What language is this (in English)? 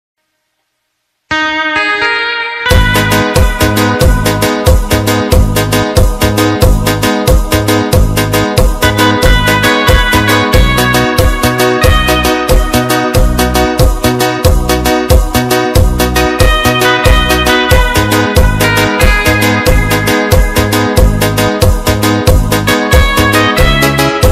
Indonesian